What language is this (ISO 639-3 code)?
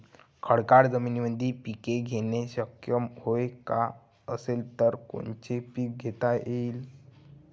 mar